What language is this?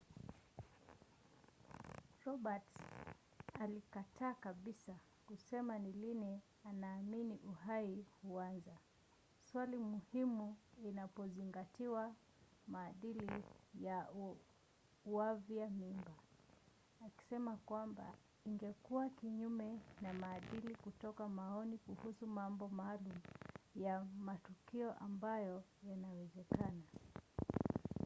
Swahili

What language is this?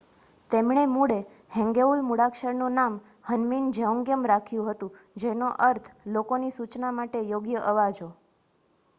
Gujarati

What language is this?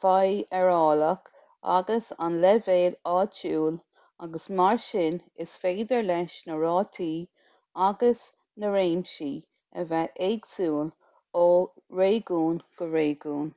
Irish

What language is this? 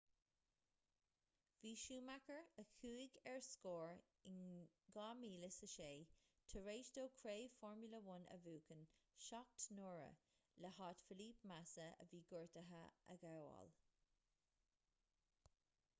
Irish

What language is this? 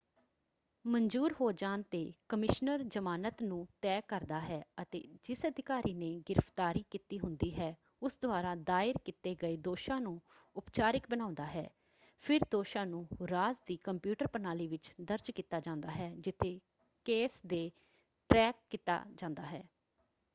Punjabi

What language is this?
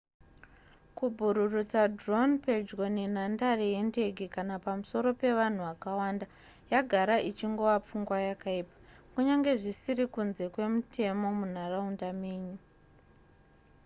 Shona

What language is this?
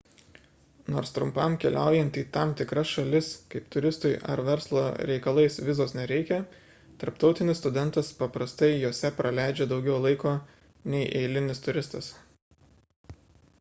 Lithuanian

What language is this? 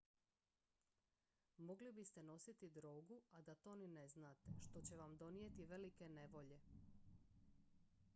Croatian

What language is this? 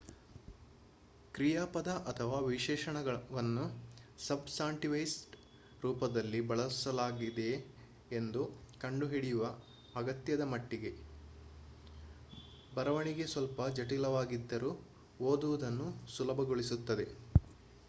Kannada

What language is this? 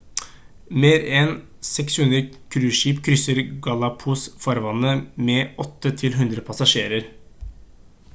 Norwegian Bokmål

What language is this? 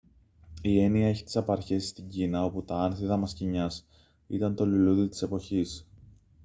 Greek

